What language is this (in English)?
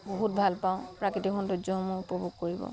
Assamese